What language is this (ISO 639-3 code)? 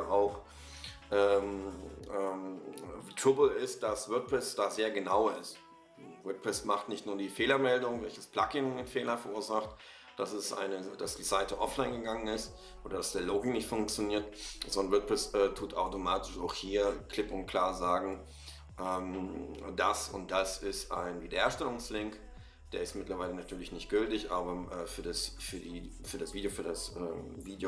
deu